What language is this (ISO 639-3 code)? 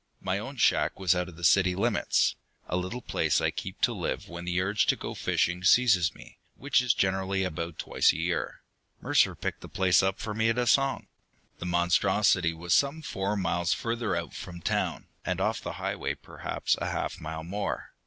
eng